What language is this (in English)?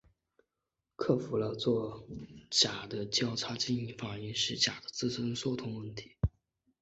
Chinese